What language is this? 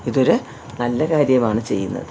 Malayalam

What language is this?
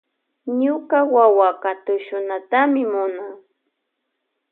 Loja Highland Quichua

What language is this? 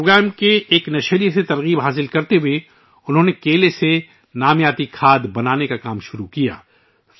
Urdu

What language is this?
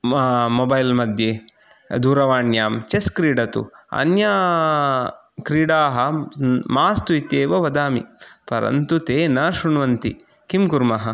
Sanskrit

